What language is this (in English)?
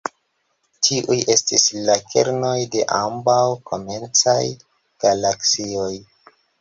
Esperanto